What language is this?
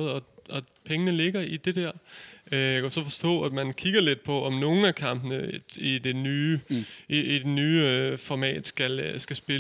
Danish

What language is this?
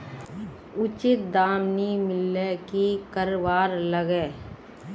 Magahi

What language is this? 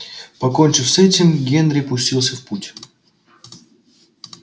Russian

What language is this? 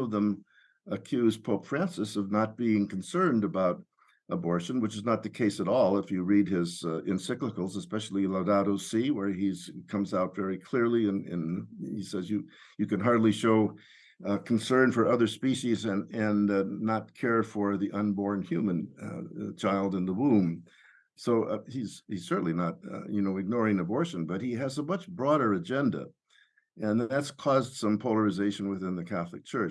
English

